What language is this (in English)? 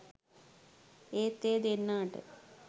Sinhala